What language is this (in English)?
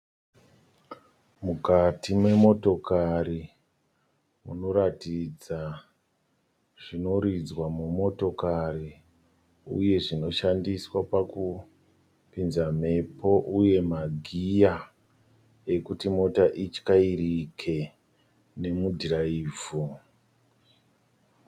Shona